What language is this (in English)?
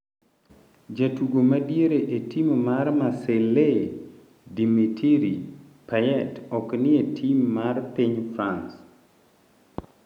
Luo (Kenya and Tanzania)